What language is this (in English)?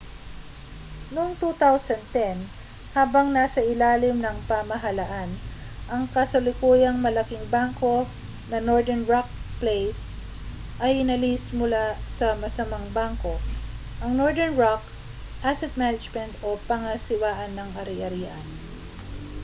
Filipino